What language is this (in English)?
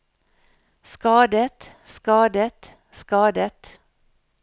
Norwegian